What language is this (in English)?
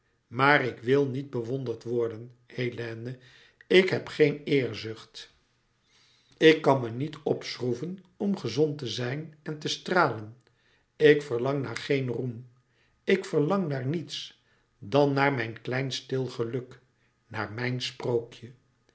Dutch